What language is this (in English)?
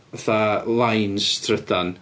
Welsh